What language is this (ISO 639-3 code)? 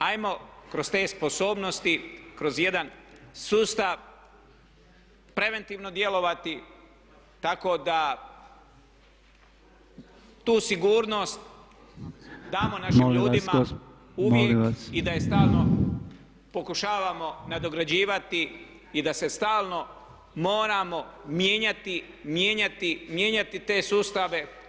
hrv